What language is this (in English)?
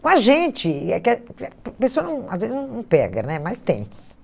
Portuguese